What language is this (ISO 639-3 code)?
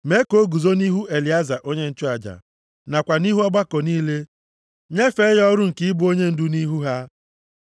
ibo